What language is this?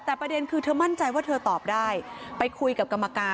Thai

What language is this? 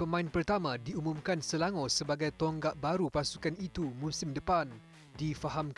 Malay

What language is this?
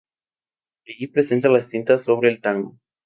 Spanish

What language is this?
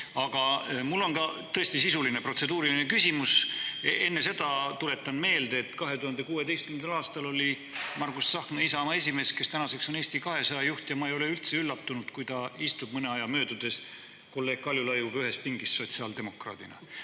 Estonian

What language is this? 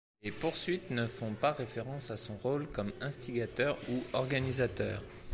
French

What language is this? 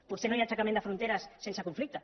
Catalan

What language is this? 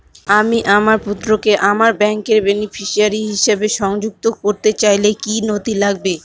Bangla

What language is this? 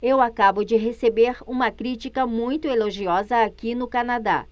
Portuguese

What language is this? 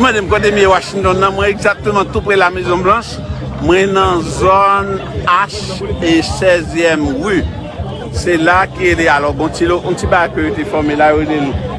French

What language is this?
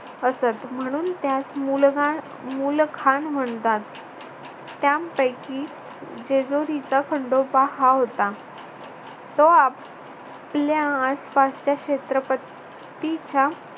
Marathi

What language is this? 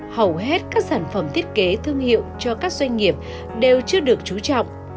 Vietnamese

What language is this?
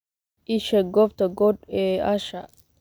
Somali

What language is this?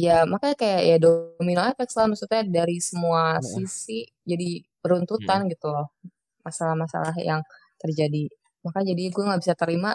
Indonesian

